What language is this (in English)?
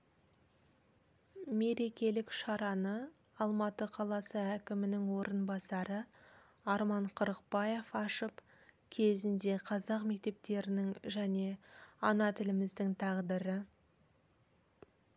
Kazakh